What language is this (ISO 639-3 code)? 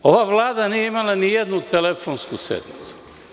srp